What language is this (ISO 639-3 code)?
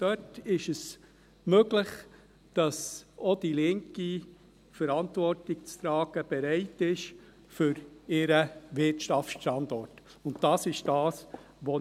gsw